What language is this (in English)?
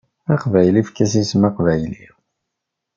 Kabyle